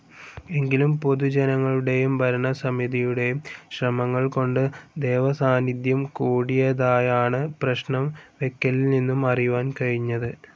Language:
Malayalam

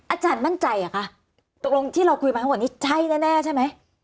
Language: Thai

